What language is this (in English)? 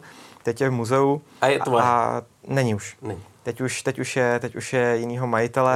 Czech